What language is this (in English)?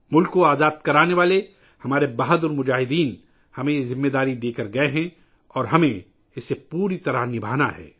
Urdu